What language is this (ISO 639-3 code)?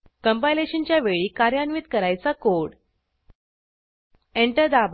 mar